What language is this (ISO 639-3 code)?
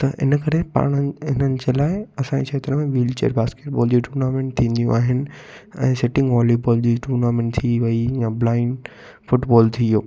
snd